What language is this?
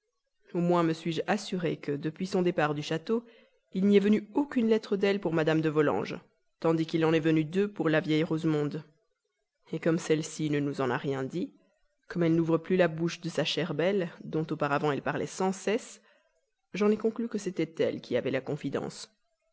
French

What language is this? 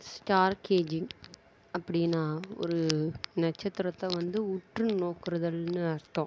Tamil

